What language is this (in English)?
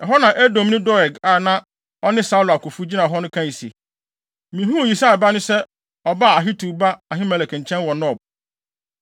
Akan